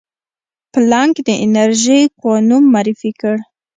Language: Pashto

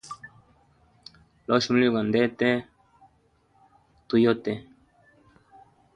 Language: Hemba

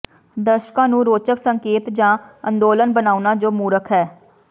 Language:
Punjabi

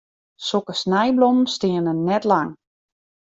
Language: Western Frisian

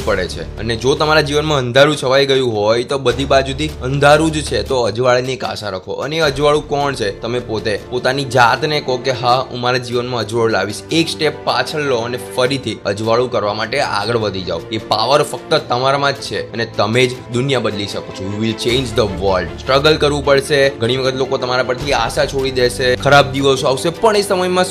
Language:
Gujarati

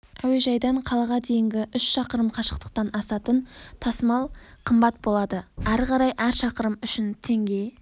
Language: Kazakh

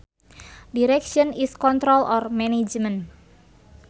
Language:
Sundanese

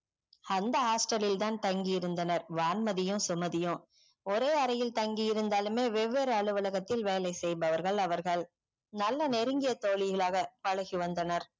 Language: Tamil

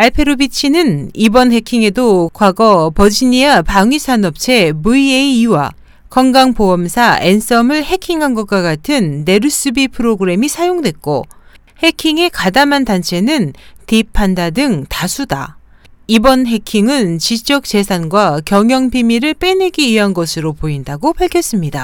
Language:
Korean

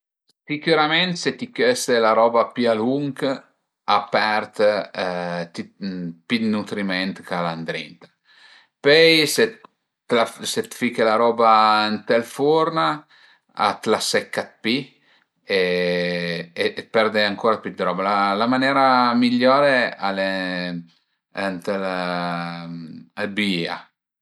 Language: Piedmontese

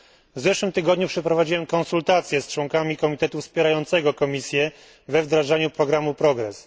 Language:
Polish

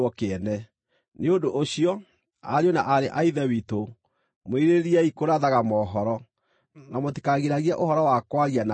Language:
Kikuyu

